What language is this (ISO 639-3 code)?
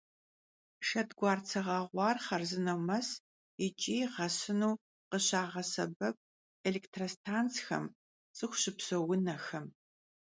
kbd